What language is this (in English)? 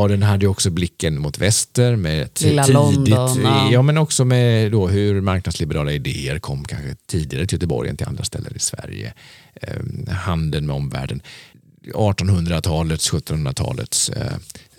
Swedish